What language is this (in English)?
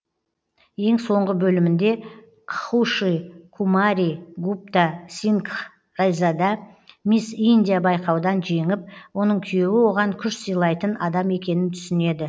Kazakh